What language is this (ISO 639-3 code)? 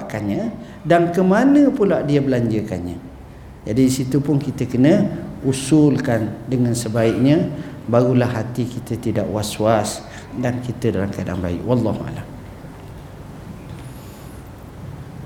msa